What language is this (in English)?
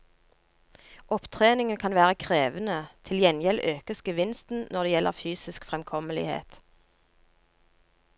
Norwegian